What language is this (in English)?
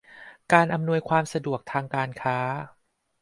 Thai